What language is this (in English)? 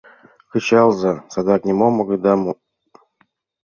Mari